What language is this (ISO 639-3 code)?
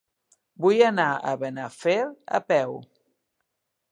cat